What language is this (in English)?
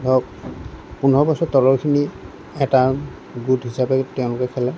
Assamese